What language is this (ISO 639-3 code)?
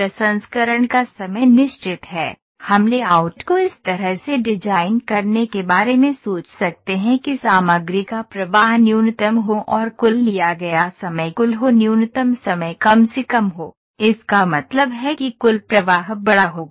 hin